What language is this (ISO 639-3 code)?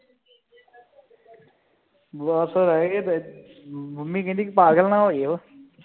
pan